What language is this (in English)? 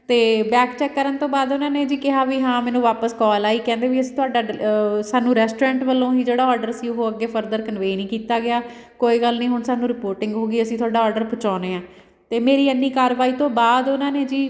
Punjabi